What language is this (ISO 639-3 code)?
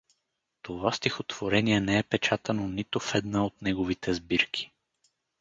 bul